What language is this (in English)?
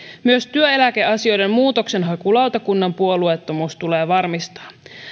Finnish